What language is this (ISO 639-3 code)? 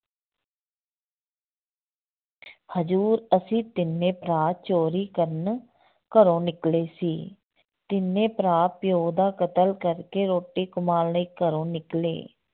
pan